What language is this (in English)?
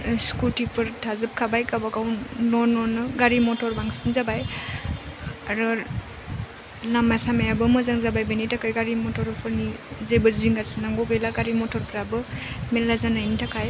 Bodo